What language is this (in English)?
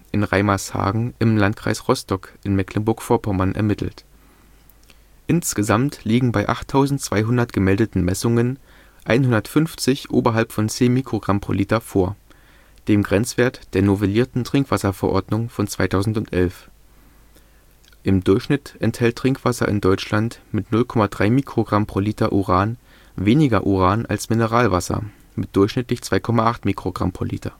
German